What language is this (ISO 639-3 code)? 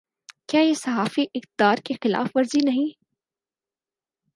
urd